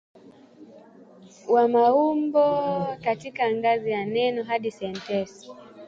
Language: Swahili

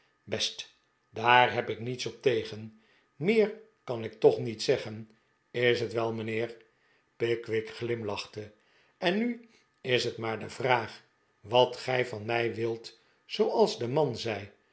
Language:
Dutch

